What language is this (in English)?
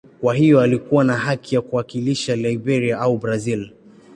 Swahili